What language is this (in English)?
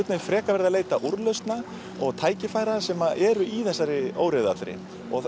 Icelandic